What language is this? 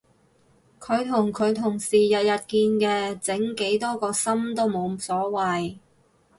Cantonese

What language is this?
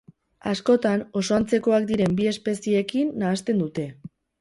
Basque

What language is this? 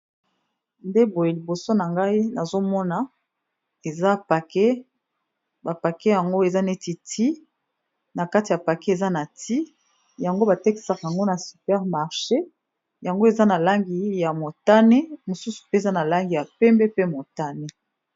Lingala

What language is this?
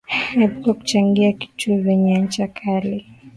Swahili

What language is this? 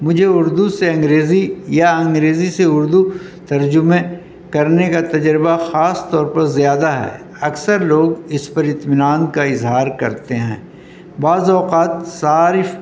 Urdu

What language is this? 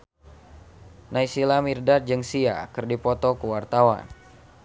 Sundanese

